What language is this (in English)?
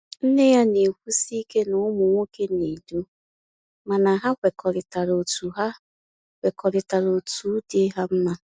Igbo